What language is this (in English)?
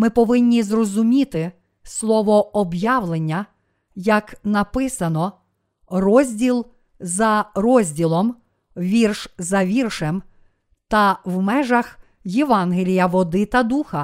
Ukrainian